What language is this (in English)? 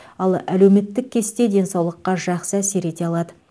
Kazakh